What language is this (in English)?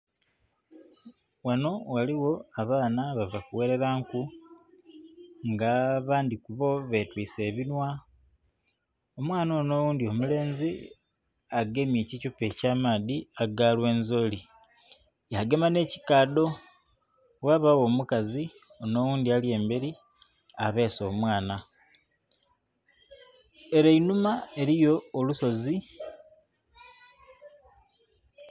Soga